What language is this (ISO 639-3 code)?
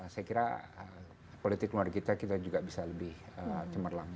ind